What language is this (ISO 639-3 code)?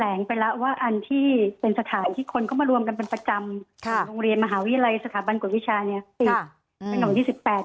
tha